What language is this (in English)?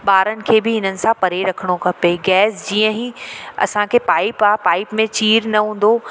Sindhi